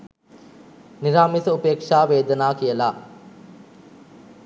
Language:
Sinhala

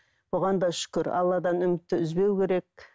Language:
Kazakh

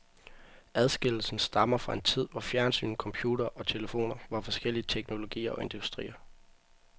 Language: Danish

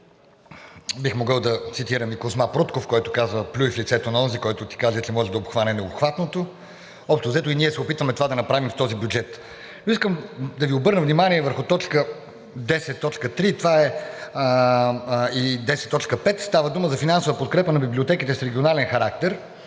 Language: Bulgarian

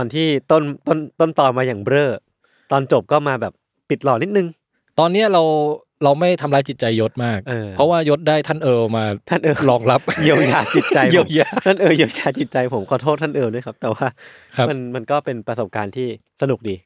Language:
Thai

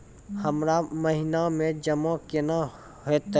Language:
Maithili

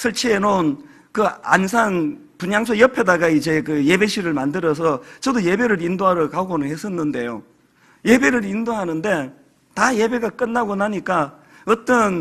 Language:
Korean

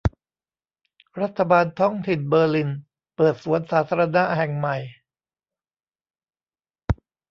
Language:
Thai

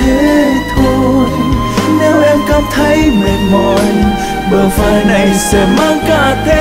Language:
Vietnamese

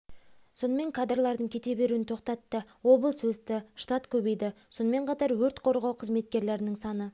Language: Kazakh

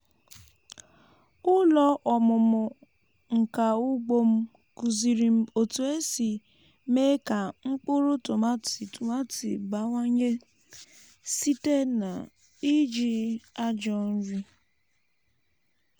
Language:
Igbo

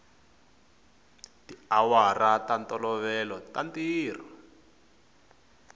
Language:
Tsonga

